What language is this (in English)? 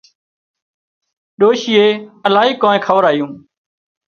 Wadiyara Koli